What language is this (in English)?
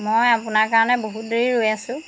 Assamese